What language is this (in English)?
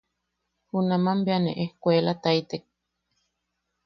Yaqui